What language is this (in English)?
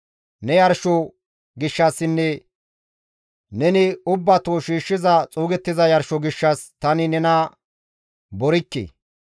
Gamo